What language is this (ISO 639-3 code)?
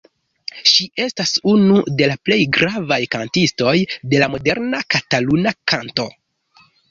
epo